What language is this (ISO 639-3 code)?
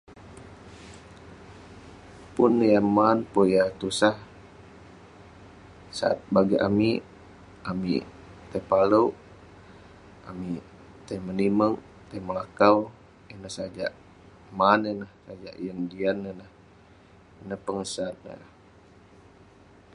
pne